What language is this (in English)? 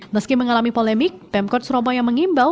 Indonesian